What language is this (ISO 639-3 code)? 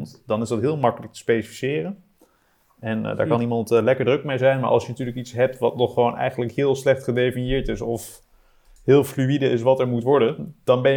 nld